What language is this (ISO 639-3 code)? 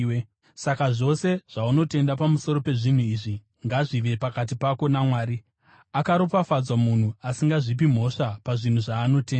sna